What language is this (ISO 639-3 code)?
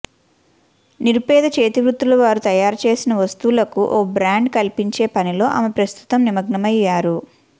tel